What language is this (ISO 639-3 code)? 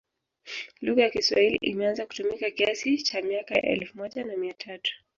swa